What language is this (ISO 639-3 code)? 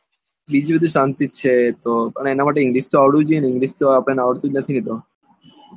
guj